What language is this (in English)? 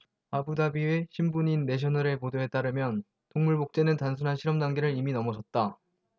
Korean